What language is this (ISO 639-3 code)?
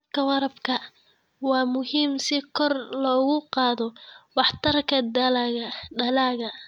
som